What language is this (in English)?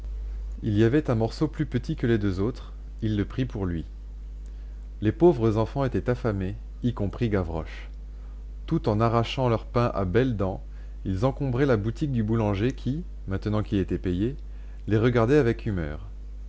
French